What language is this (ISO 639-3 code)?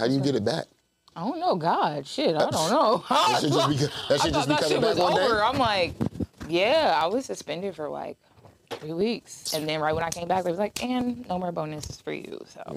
eng